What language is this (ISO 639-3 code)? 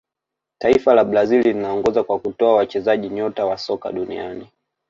swa